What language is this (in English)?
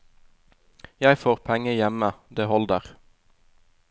Norwegian